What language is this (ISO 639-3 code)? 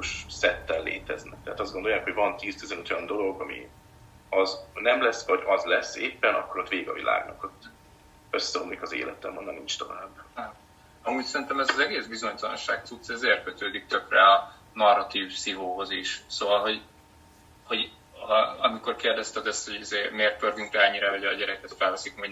hun